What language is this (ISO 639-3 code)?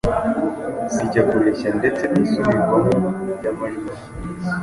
kin